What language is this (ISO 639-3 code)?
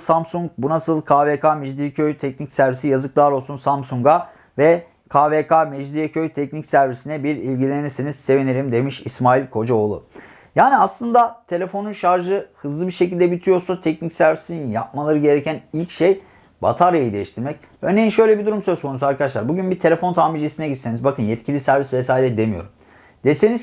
tur